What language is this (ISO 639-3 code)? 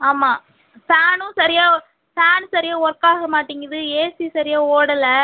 tam